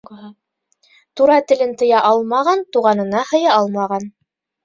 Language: Bashkir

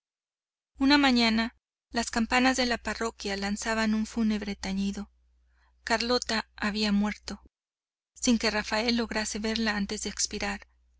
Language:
Spanish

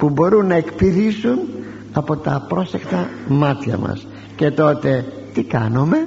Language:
Greek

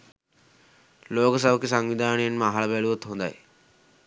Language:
Sinhala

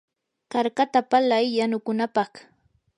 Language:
Yanahuanca Pasco Quechua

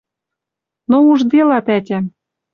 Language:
Western Mari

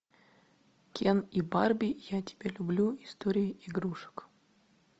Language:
Russian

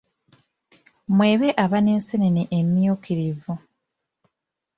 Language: Ganda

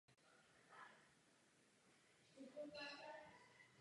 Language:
Czech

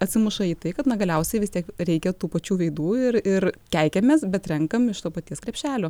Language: Lithuanian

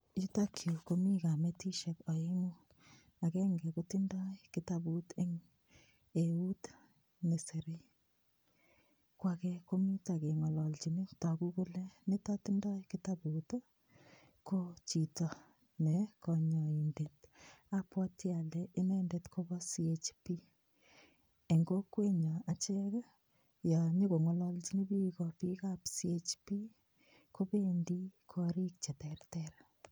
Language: Kalenjin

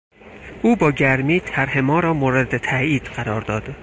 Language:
Persian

